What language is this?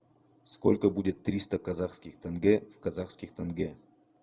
Russian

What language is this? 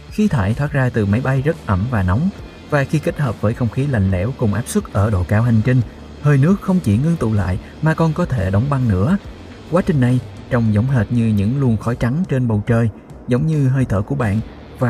Vietnamese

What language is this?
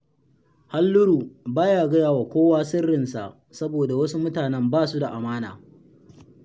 Hausa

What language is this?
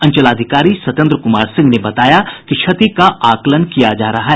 Hindi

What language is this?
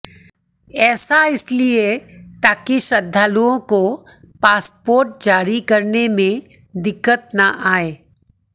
Hindi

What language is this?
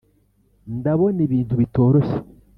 Kinyarwanda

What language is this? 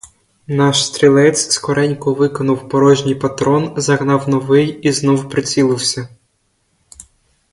Ukrainian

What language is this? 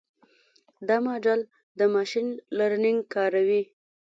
Pashto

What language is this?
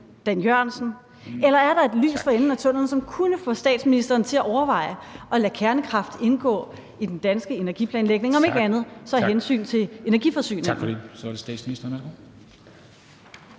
Danish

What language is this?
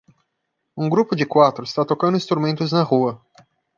Portuguese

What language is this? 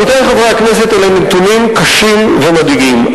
Hebrew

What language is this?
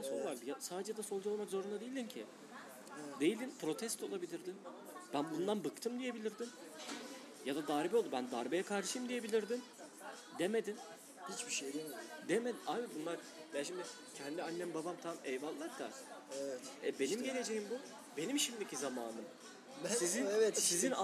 Turkish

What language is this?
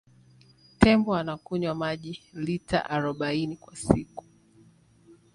Swahili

